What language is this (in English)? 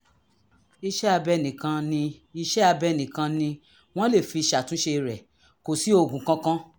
Yoruba